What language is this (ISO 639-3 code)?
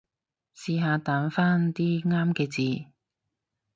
yue